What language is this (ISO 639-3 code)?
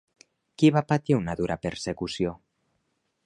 cat